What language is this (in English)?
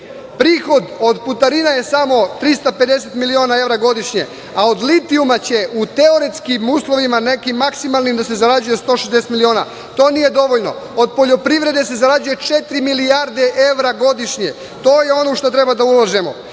Serbian